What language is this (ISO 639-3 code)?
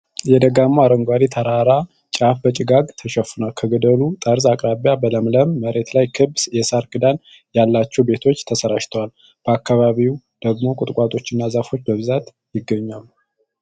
amh